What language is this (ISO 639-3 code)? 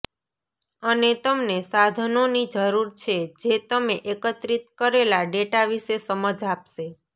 guj